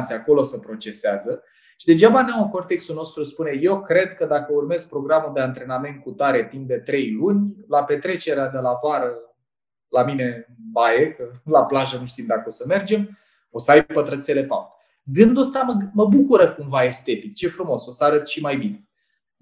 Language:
Romanian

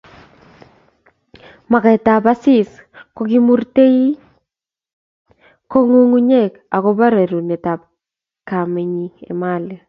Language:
Kalenjin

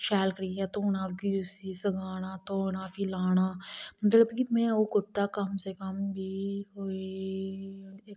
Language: Dogri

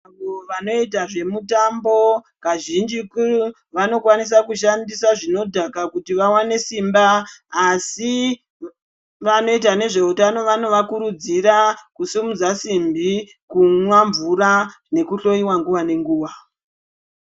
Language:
Ndau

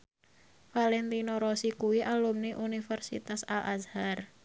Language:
Javanese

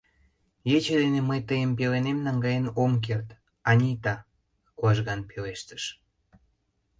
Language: Mari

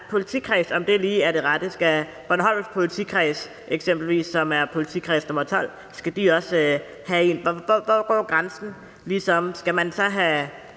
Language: Danish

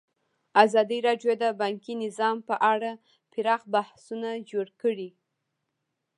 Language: Pashto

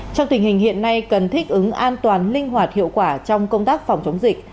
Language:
Vietnamese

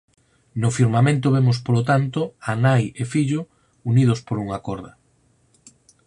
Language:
Galician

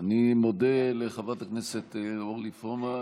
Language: Hebrew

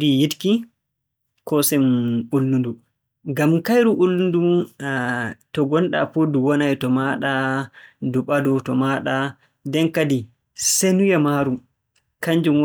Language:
Borgu Fulfulde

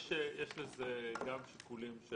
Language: Hebrew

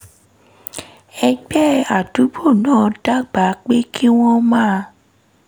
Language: Yoruba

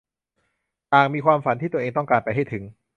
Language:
Thai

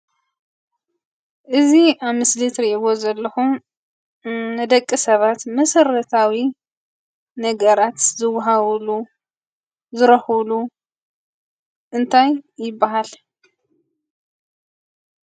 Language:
Tigrinya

